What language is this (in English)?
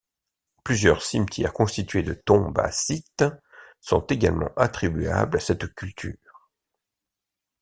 French